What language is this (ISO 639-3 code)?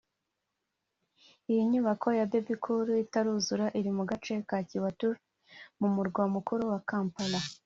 kin